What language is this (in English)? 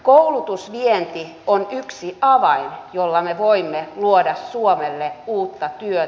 Finnish